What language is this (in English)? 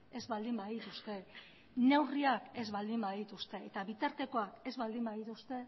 Basque